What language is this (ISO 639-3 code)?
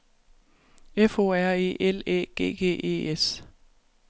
dan